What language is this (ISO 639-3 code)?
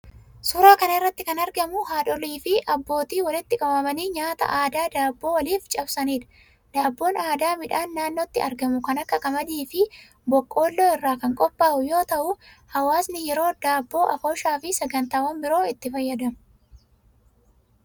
orm